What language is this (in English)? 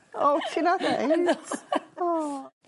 Welsh